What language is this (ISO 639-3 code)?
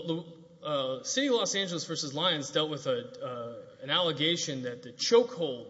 eng